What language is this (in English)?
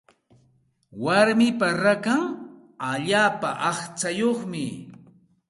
Santa Ana de Tusi Pasco Quechua